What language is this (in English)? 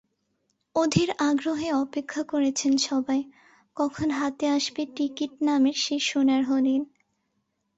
Bangla